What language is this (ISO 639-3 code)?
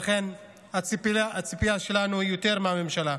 heb